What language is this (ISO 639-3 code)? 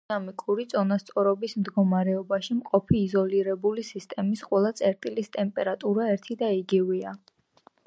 kat